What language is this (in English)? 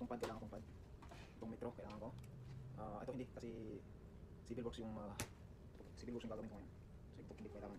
Filipino